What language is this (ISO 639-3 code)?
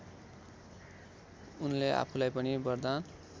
nep